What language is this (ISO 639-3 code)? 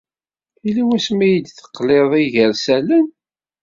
kab